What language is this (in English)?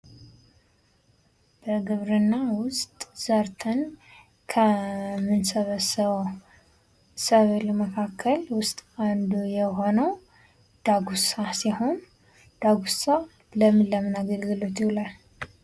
Amharic